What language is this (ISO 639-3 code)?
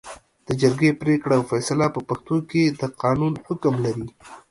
pus